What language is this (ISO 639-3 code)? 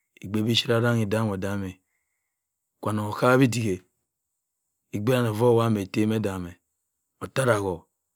mfn